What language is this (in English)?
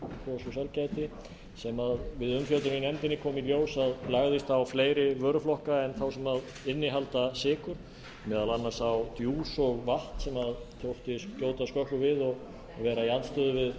Icelandic